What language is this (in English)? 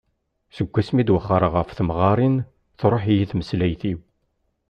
Kabyle